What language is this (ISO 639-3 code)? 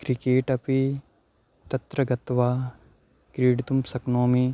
san